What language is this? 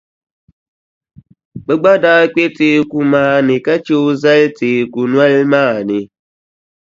Dagbani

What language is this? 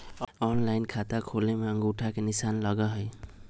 Magahi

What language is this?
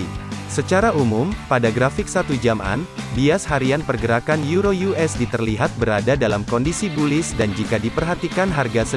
Indonesian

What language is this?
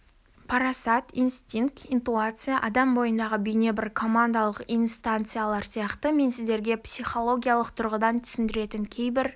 Kazakh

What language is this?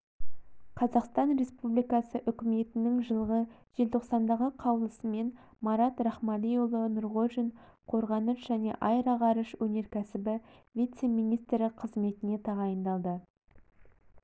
Kazakh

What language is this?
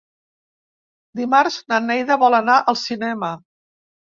Catalan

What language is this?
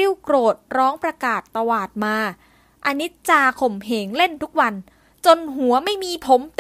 Thai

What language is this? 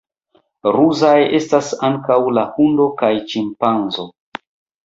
Esperanto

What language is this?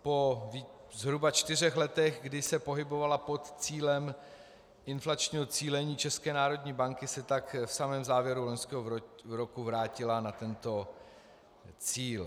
Czech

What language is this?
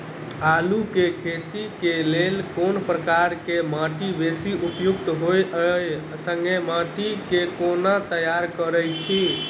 Maithili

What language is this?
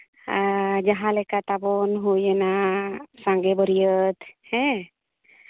Santali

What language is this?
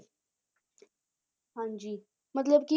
Punjabi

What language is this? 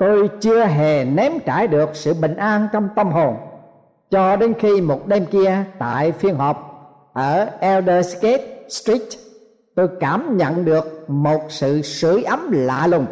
Vietnamese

